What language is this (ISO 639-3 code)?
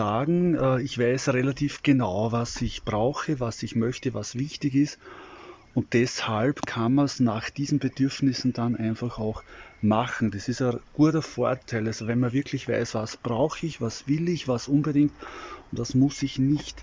deu